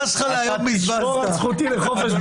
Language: Hebrew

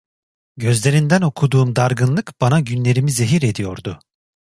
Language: Turkish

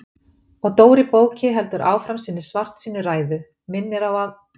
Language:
Icelandic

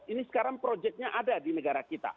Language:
Indonesian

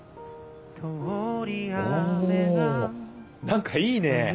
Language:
Japanese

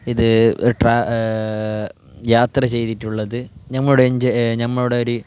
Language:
Malayalam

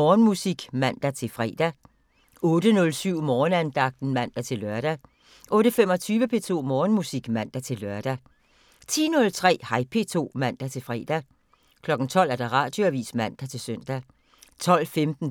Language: Danish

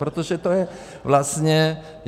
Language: Czech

